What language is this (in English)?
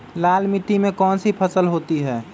Magahi